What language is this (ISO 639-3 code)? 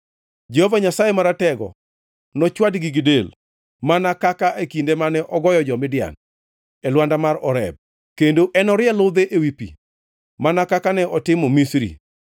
luo